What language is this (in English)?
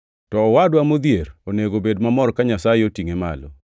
Luo (Kenya and Tanzania)